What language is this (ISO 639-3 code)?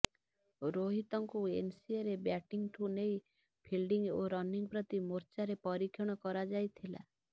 ori